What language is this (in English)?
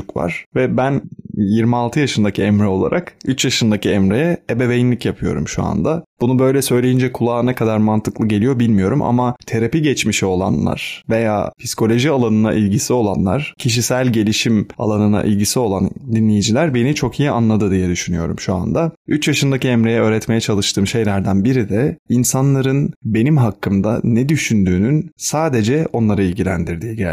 Turkish